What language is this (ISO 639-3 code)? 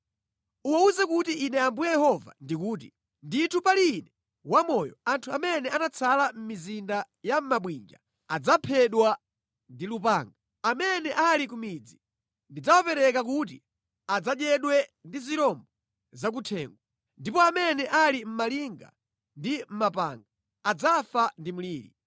nya